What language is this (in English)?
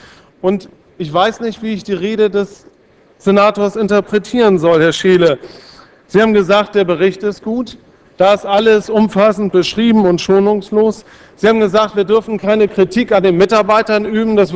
German